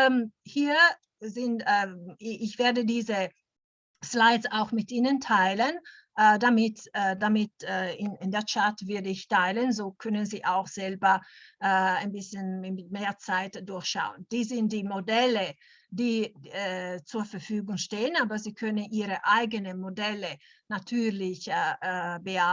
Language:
German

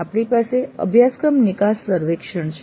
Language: Gujarati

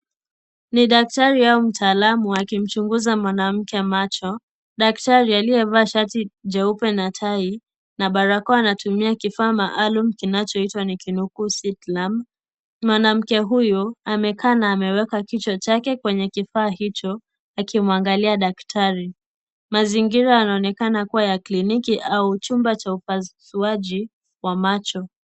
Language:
Swahili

